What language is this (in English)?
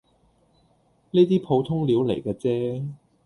Cantonese